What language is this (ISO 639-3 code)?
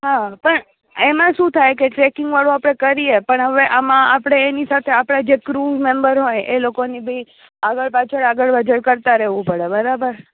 guj